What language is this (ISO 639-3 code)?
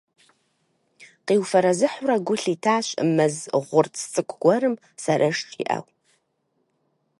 kbd